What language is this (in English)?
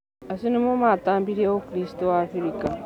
Kikuyu